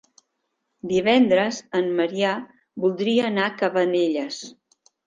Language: Catalan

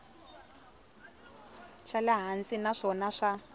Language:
Tsonga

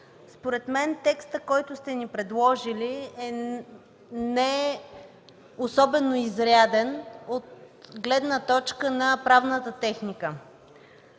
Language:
Bulgarian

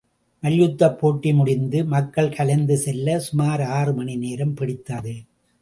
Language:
Tamil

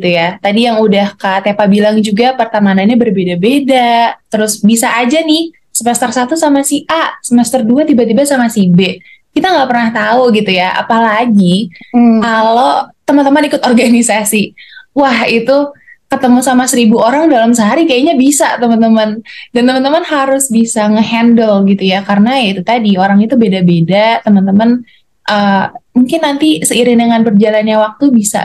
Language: Indonesian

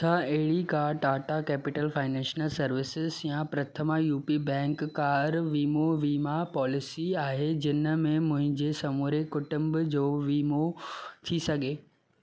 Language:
Sindhi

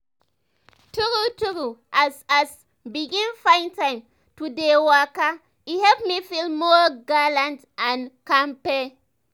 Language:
Nigerian Pidgin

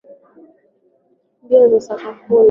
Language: Swahili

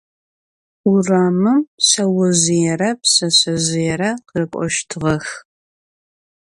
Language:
Adyghe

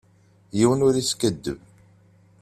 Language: Kabyle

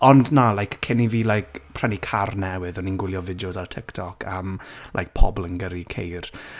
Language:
Welsh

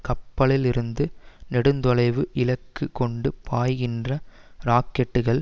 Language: Tamil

